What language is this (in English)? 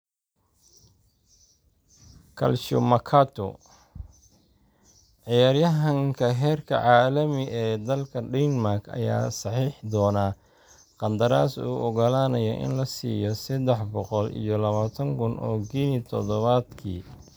Somali